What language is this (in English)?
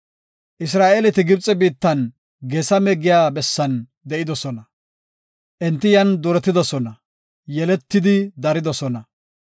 Gofa